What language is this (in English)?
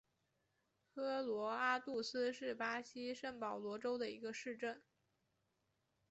Chinese